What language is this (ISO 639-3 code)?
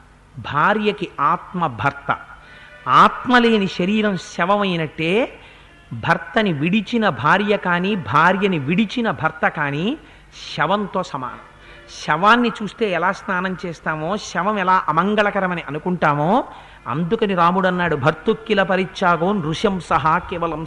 tel